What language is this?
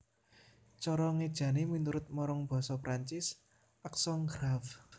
Javanese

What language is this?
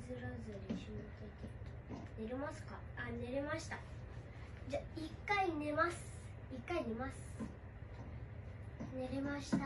Japanese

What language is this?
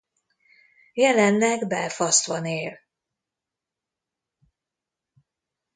Hungarian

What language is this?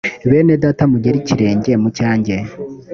Kinyarwanda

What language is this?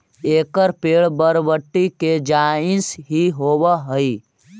Magahi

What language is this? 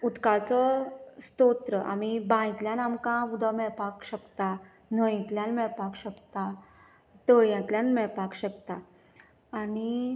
Konkani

